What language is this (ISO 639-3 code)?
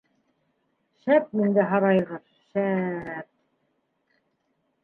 bak